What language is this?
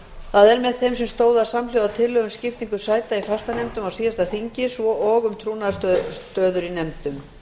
Icelandic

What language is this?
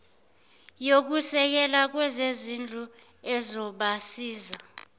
Zulu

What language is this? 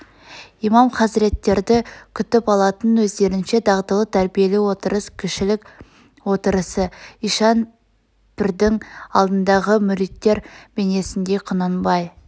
Kazakh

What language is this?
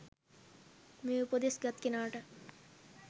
Sinhala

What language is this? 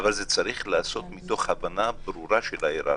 Hebrew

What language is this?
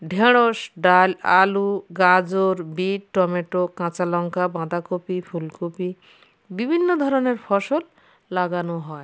Bangla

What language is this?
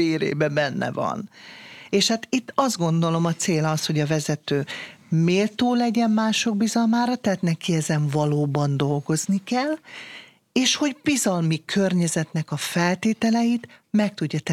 Hungarian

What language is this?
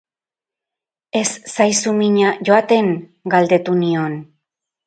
Basque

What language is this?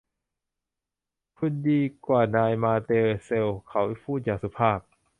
Thai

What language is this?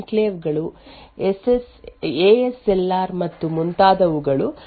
Kannada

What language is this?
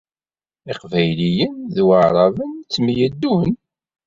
Kabyle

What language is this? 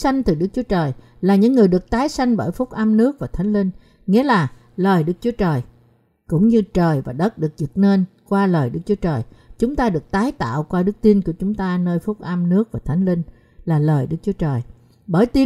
Vietnamese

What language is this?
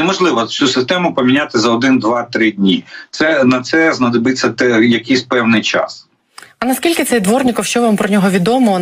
Ukrainian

